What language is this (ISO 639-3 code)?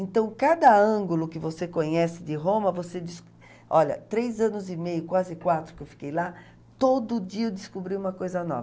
por